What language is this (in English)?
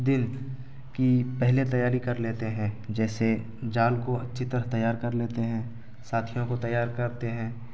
Urdu